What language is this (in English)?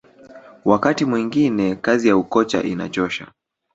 Swahili